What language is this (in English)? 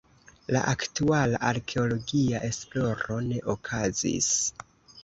Esperanto